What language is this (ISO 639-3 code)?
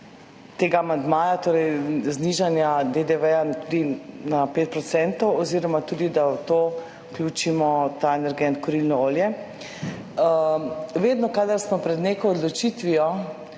slv